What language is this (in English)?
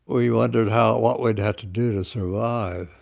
English